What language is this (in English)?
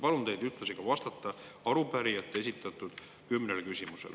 Estonian